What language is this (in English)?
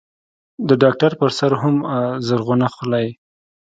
Pashto